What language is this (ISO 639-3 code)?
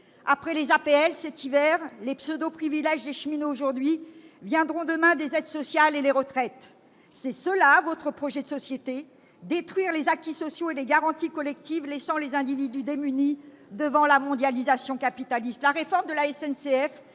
fra